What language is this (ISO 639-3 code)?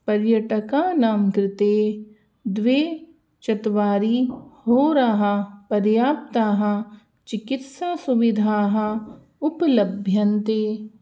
san